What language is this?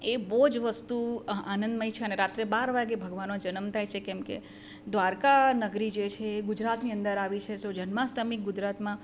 Gujarati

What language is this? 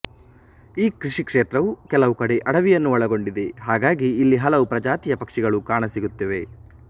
Kannada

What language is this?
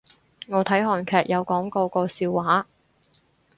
Cantonese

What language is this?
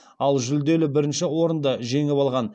Kazakh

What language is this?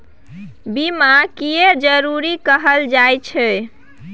Maithili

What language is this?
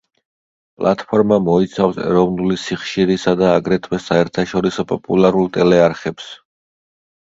Georgian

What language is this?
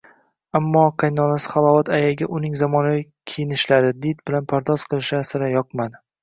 Uzbek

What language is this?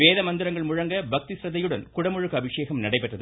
Tamil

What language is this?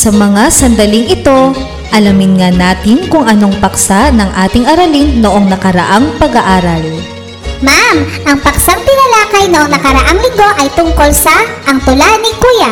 Filipino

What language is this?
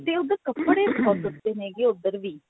Punjabi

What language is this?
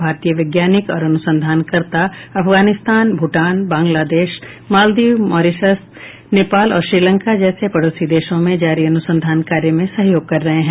Hindi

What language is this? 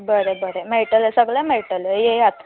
Konkani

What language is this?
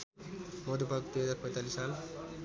Nepali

